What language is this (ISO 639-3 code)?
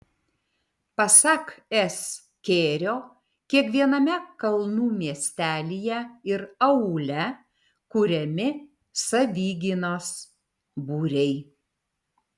lit